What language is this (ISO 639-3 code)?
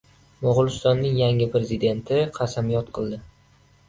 uzb